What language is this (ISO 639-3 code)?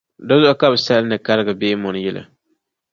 dag